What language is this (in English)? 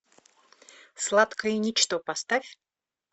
Russian